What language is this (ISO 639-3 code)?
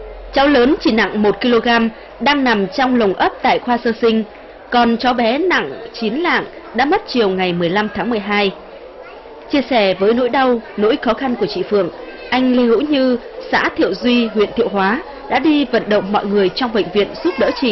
vie